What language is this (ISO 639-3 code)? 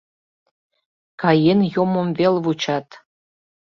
chm